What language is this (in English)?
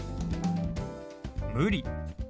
Japanese